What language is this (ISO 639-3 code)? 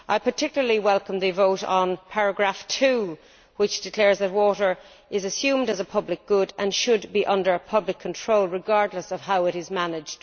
eng